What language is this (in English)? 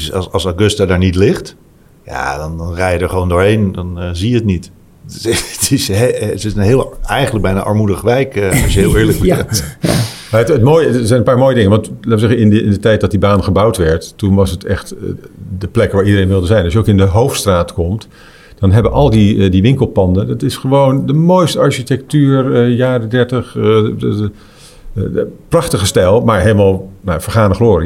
Dutch